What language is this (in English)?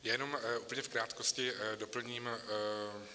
Czech